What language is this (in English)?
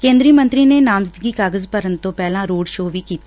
Punjabi